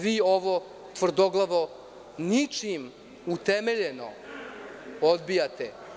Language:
Serbian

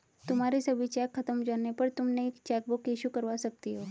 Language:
Hindi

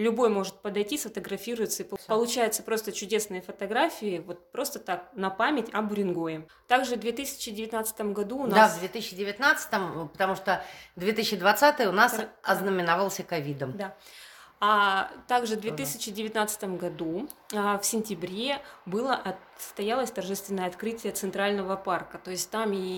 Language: Russian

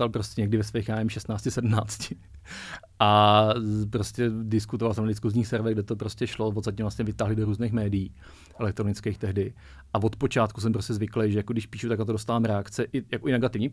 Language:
Czech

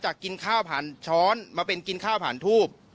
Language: Thai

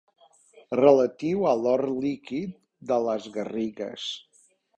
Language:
Catalan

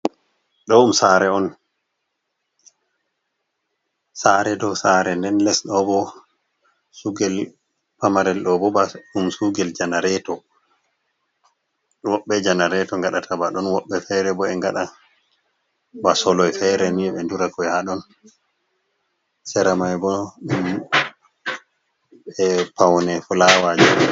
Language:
Fula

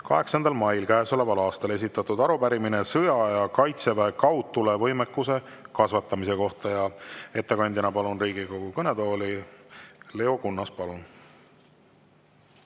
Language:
Estonian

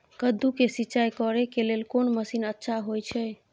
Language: Maithili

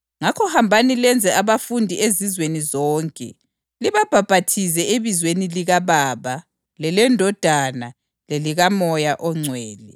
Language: North Ndebele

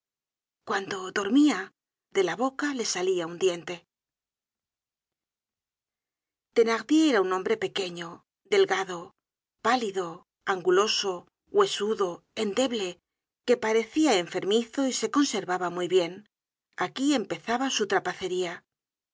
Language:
Spanish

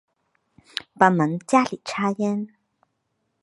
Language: Chinese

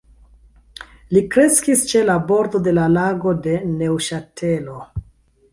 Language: Esperanto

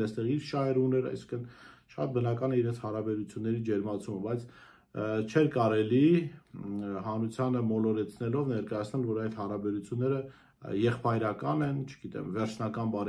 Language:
Romanian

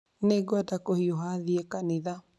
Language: Kikuyu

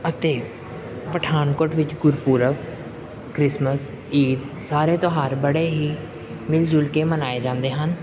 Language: Punjabi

